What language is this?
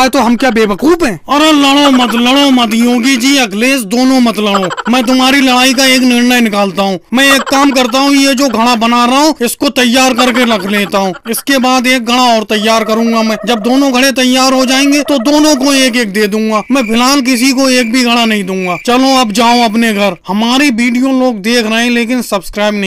Hindi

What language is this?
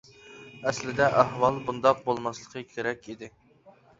Uyghur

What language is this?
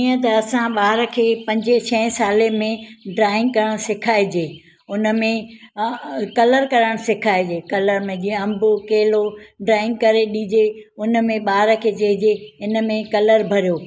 Sindhi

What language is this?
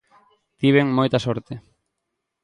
Galician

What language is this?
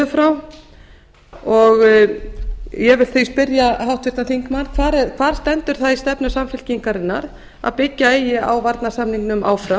Icelandic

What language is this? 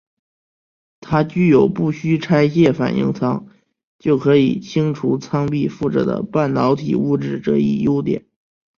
Chinese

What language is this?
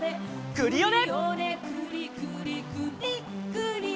Japanese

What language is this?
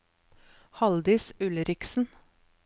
Norwegian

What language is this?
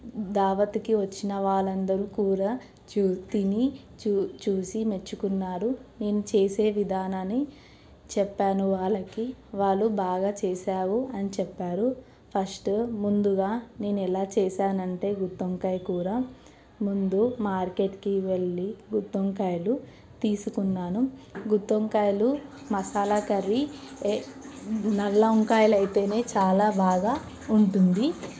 Telugu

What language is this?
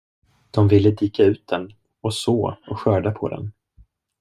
Swedish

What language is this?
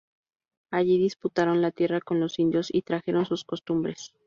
Spanish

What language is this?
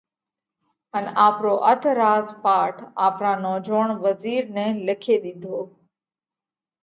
Parkari Koli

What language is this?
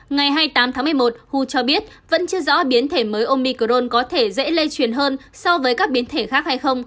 Vietnamese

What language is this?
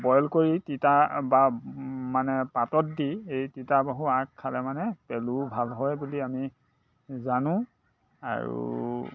Assamese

